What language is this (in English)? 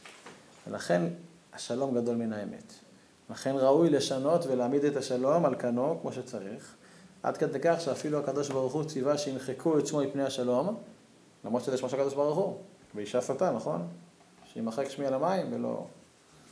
Hebrew